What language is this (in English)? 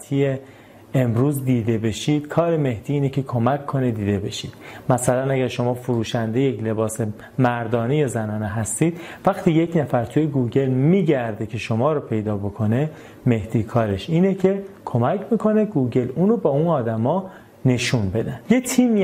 Persian